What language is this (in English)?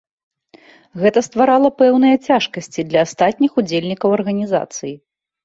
Belarusian